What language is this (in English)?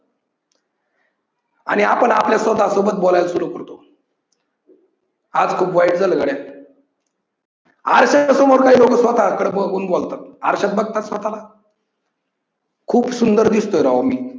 Marathi